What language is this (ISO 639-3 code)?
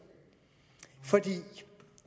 dan